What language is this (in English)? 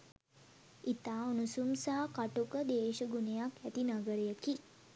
Sinhala